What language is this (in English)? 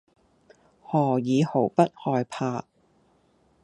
Cantonese